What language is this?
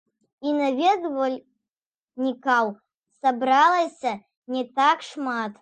Belarusian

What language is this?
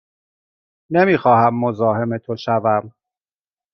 Persian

